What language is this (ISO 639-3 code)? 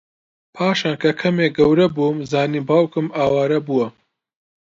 ckb